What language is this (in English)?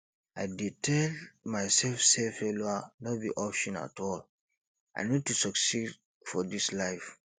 Nigerian Pidgin